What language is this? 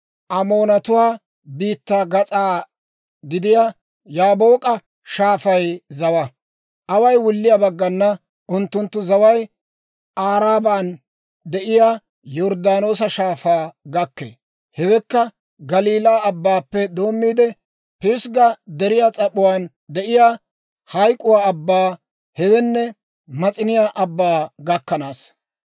Dawro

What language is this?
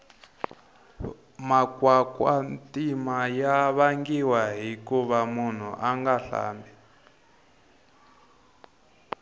Tsonga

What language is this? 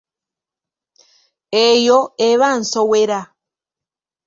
Ganda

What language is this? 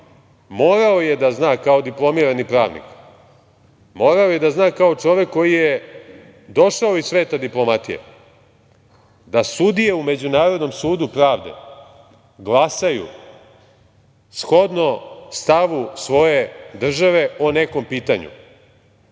Serbian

